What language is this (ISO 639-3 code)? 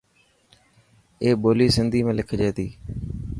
mki